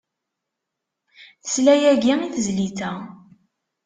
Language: Kabyle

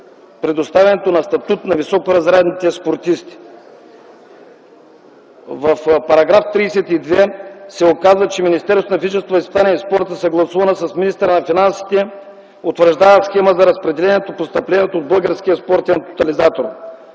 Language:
Bulgarian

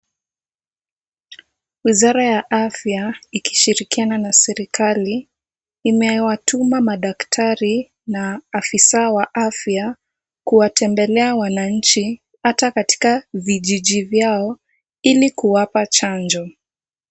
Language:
Swahili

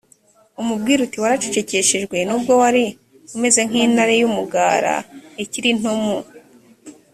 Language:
Kinyarwanda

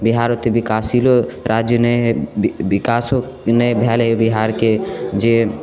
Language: Maithili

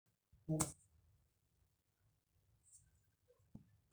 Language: Masai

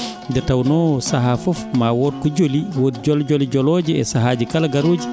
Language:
Fula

